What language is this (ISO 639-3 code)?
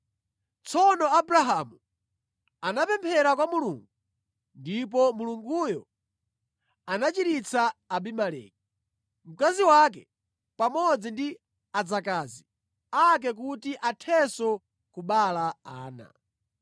nya